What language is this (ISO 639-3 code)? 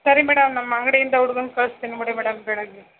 kan